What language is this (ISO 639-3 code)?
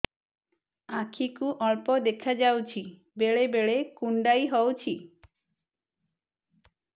ori